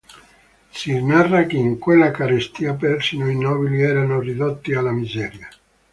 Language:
Italian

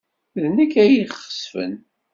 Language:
Kabyle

